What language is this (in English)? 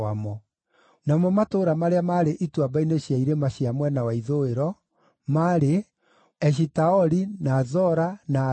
Kikuyu